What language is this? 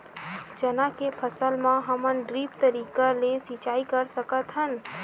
Chhattisgarhi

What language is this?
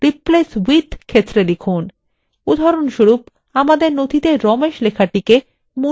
Bangla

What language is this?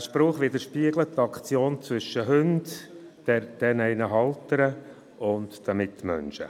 Swiss German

